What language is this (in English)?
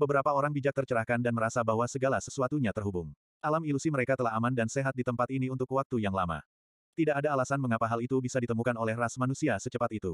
Indonesian